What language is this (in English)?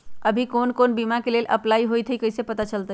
Magahi